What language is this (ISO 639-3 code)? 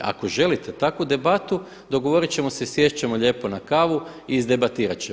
hrv